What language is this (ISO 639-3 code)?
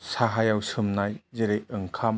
brx